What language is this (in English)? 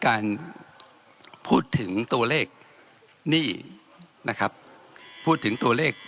Thai